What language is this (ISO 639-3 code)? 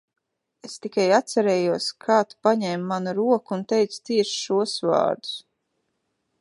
lav